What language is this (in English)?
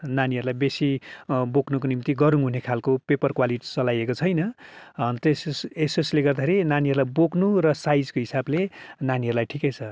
Nepali